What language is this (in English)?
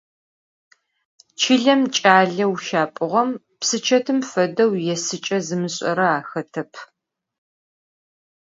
Adyghe